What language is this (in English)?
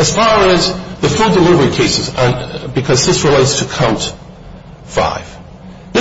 English